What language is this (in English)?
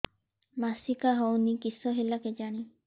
Odia